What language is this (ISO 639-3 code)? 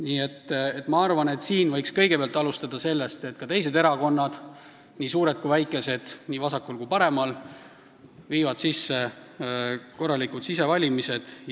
est